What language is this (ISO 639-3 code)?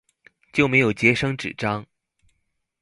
zho